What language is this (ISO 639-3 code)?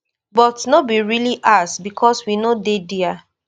pcm